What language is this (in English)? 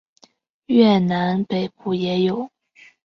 Chinese